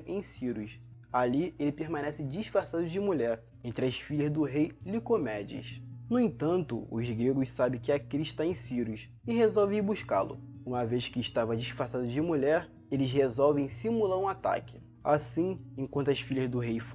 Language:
Portuguese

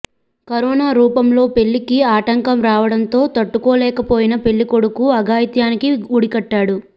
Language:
Telugu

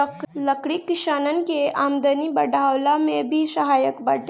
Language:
Bhojpuri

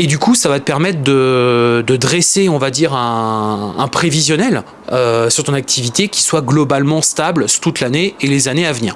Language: French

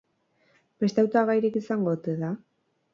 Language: Basque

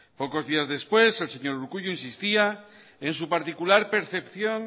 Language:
Spanish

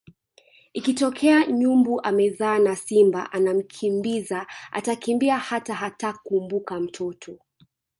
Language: Swahili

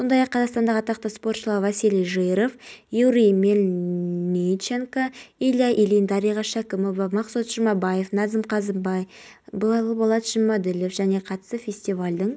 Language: Kazakh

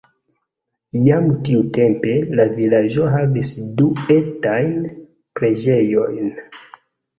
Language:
Esperanto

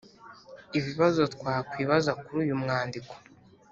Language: Kinyarwanda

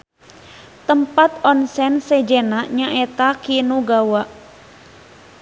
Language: Sundanese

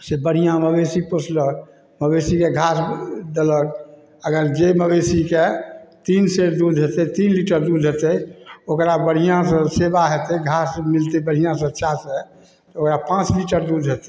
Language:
Maithili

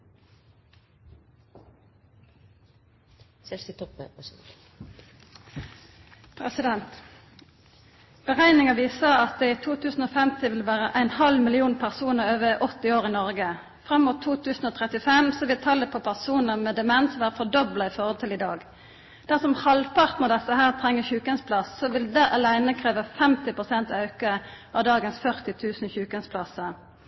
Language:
Norwegian Nynorsk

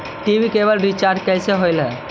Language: Magahi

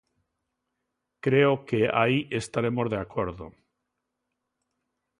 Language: Galician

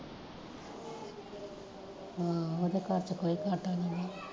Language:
Punjabi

